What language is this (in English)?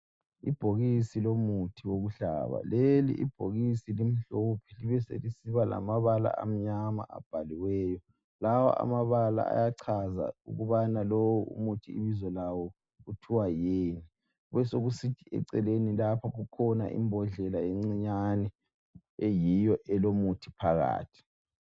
North Ndebele